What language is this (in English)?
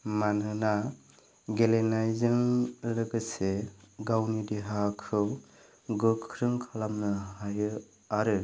Bodo